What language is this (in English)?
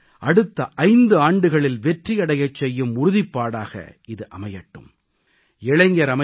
Tamil